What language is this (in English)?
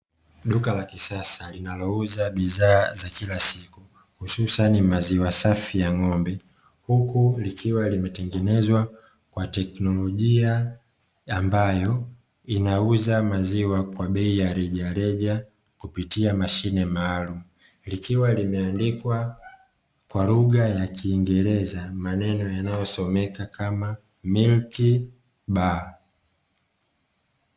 Swahili